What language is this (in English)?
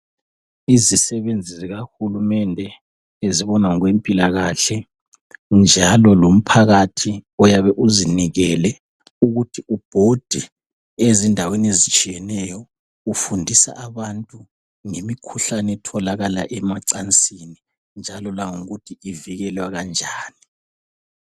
North Ndebele